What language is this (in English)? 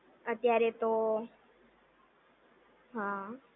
Gujarati